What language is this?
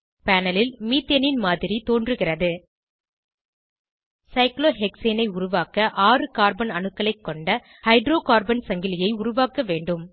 Tamil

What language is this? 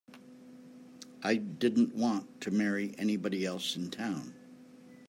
English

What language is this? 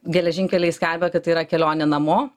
Lithuanian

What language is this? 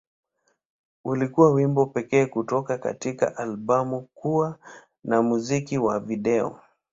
Swahili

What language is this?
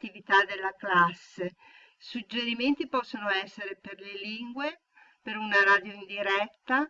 Italian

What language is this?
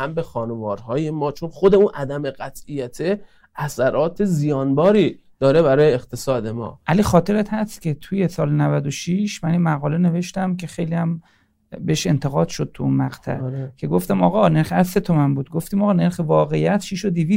Persian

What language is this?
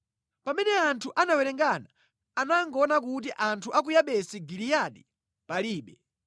Nyanja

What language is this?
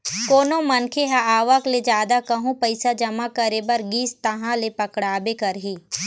Chhattisgarhi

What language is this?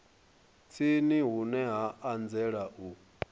Venda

